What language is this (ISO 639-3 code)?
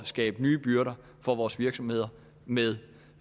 dan